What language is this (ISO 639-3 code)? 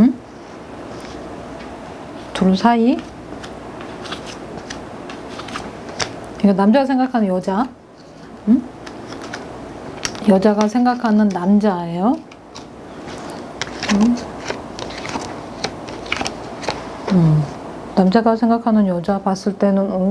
kor